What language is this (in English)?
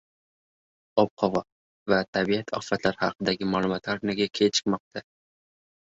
Uzbek